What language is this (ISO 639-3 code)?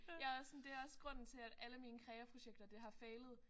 dan